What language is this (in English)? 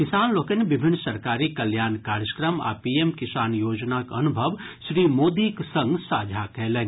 Maithili